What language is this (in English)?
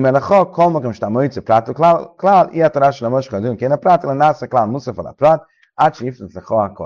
Hungarian